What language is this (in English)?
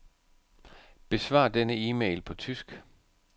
Danish